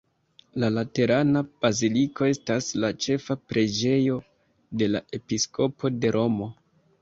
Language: Esperanto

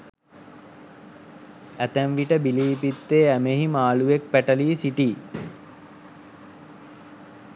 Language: Sinhala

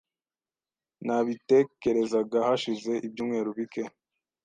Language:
Kinyarwanda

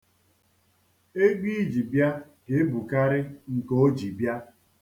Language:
Igbo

